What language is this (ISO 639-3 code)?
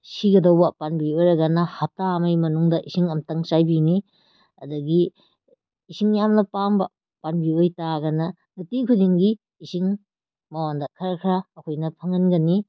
mni